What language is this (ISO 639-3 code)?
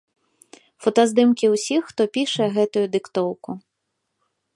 bel